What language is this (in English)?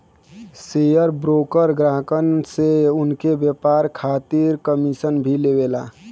Bhojpuri